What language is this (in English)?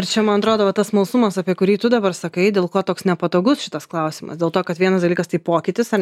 Lithuanian